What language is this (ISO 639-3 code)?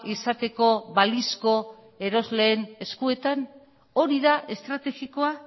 eus